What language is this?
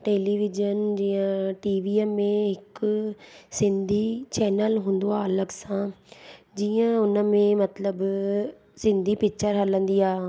Sindhi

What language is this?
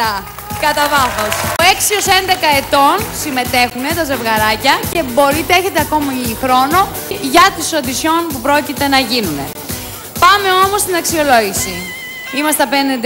Greek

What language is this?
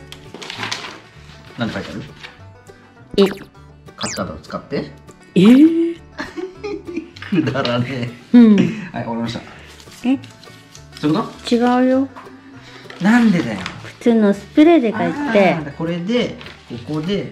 Japanese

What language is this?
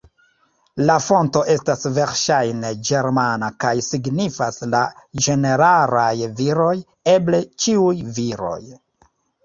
Esperanto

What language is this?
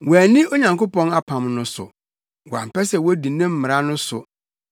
Akan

